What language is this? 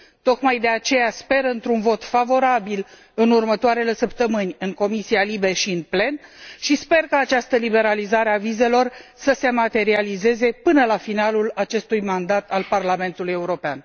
Romanian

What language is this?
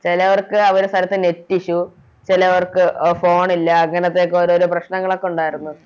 Malayalam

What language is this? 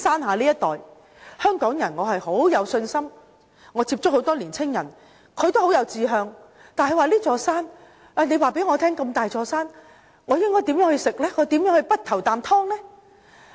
Cantonese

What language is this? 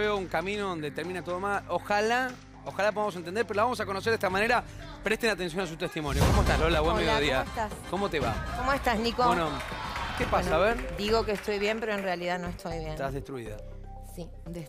Spanish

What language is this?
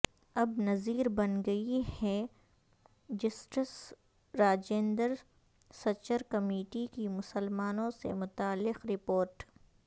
Urdu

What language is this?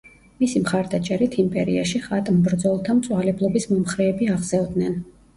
Georgian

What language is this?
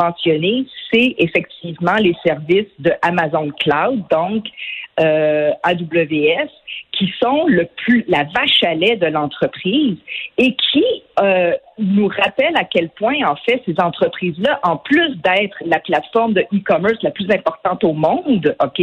French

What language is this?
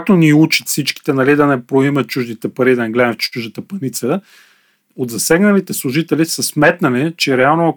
Bulgarian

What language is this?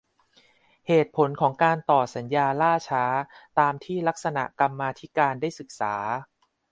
Thai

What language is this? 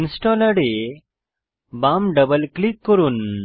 Bangla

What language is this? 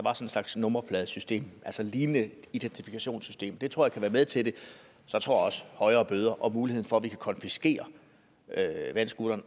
Danish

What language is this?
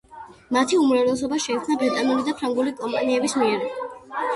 Georgian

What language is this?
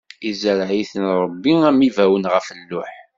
Kabyle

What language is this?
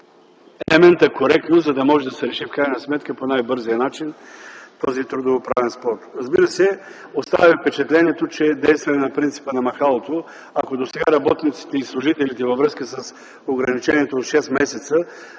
Bulgarian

